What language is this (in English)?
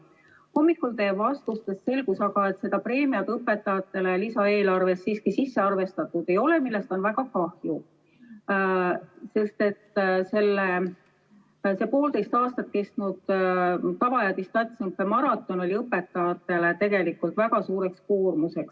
Estonian